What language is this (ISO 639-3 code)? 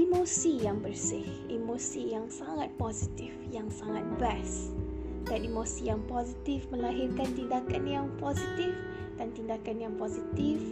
msa